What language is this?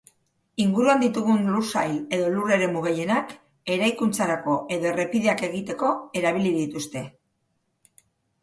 Basque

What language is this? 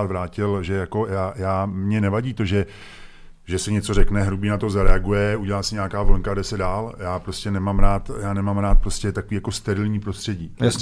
Czech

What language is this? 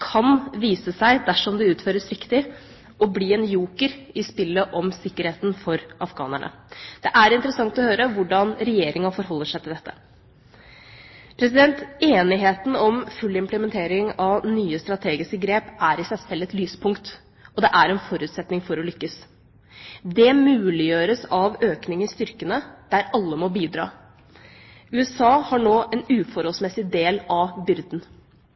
Norwegian Bokmål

